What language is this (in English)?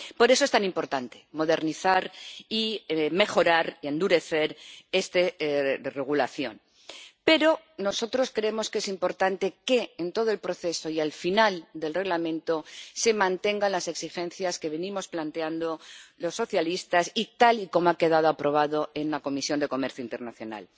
Spanish